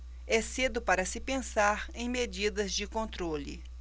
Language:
Portuguese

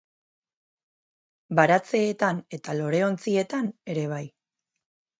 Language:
Basque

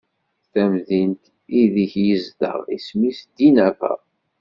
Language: Kabyle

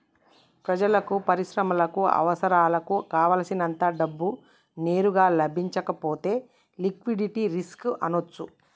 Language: Telugu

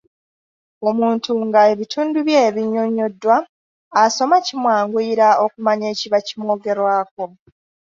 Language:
Ganda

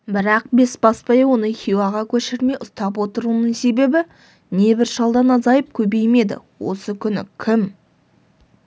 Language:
Kazakh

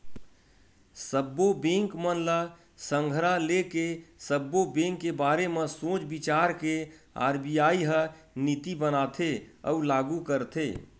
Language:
Chhattisgarhi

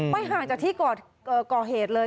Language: Thai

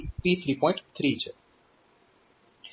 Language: Gujarati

